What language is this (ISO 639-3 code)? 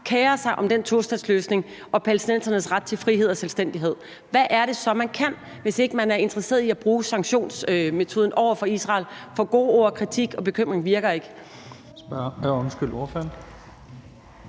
dan